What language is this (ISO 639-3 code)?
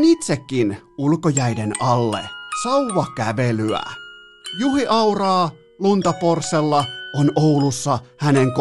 fin